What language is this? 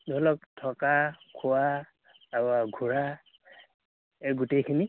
Assamese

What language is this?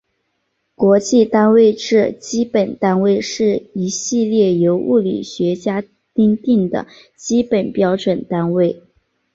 Chinese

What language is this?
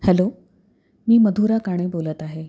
Marathi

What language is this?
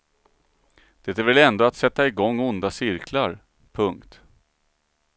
Swedish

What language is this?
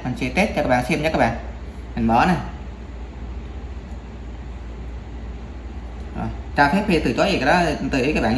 Vietnamese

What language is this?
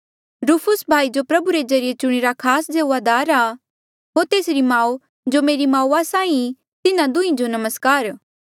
Mandeali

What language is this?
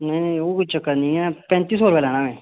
Dogri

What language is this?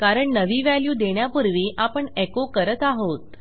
Marathi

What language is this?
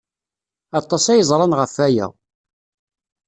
Kabyle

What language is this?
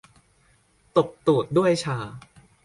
Thai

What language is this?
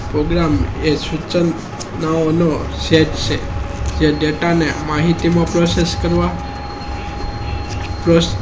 Gujarati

